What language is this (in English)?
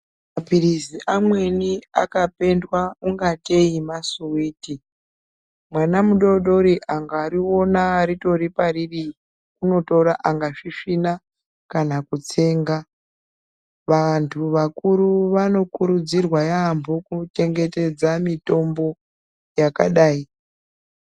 Ndau